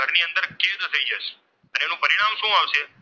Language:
Gujarati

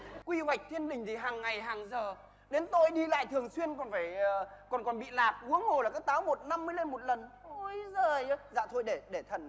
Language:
Vietnamese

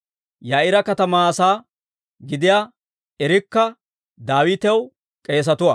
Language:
Dawro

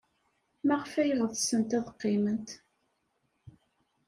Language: Kabyle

